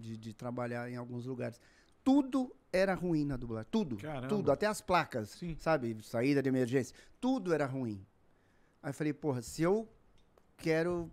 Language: Portuguese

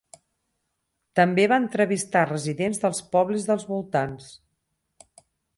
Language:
Catalan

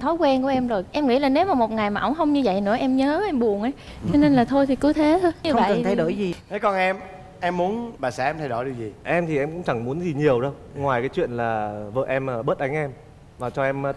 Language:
Vietnamese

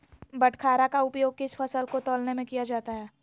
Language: Magahi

